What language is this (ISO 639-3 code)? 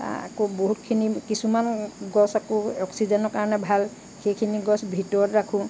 asm